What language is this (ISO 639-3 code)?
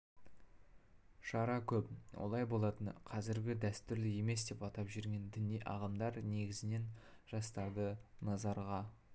kaz